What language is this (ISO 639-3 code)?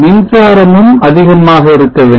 tam